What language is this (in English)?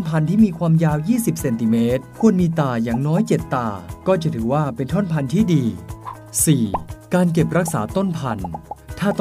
Thai